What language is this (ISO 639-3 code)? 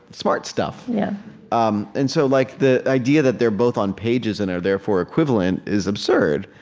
eng